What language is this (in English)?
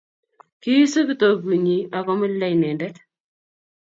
Kalenjin